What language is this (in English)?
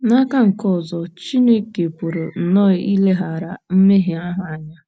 Igbo